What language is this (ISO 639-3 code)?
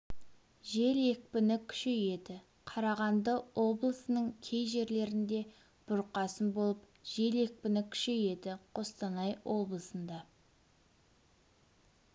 kaz